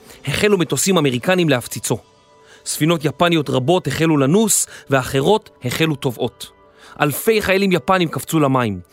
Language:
Hebrew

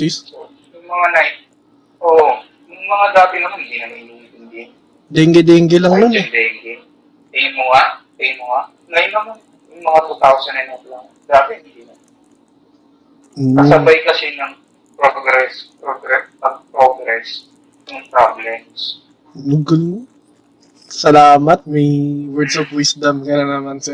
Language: Filipino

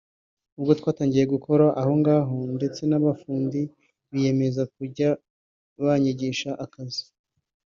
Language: Kinyarwanda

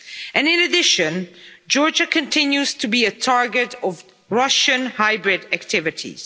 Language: English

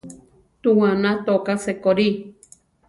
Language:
Central Tarahumara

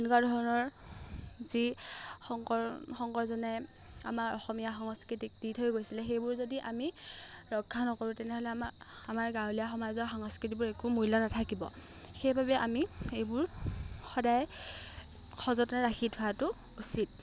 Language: Assamese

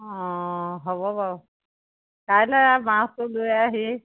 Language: Assamese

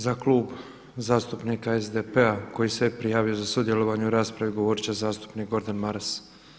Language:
Croatian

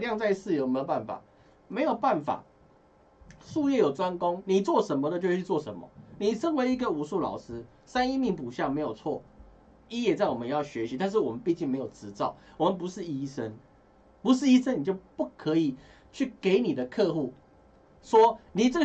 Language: Chinese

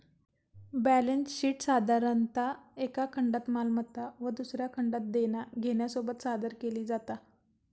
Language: Marathi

